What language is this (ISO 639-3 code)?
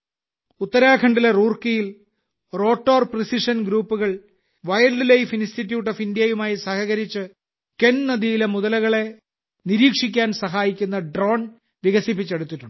mal